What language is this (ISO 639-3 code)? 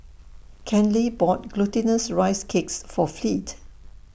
eng